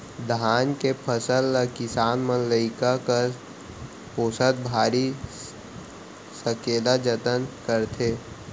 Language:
Chhattisgarhi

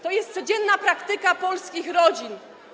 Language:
Polish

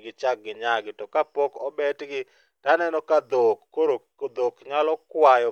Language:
Luo (Kenya and Tanzania)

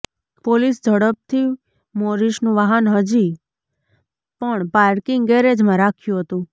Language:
Gujarati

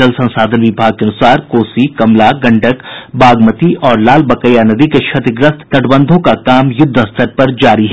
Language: Hindi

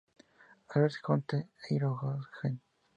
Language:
Spanish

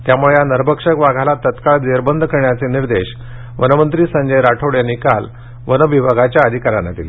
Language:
Marathi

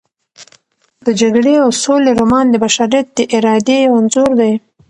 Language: Pashto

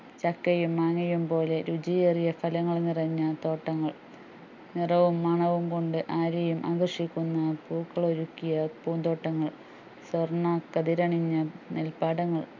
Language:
Malayalam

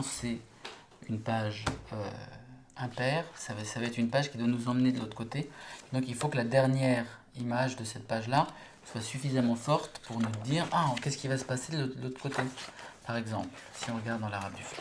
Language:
French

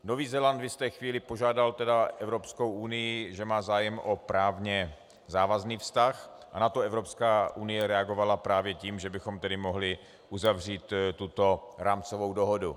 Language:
Czech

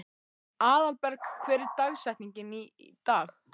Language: Icelandic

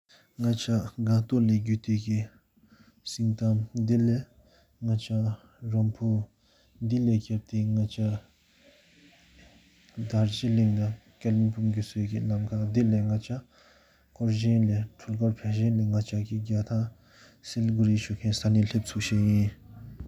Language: Sikkimese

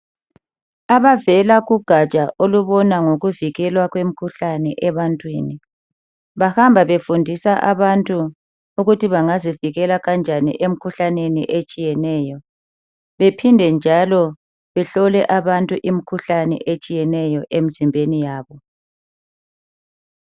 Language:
North Ndebele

